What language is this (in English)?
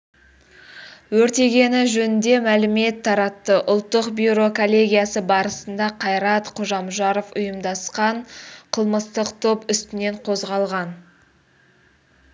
Kazakh